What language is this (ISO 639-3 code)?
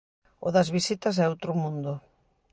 glg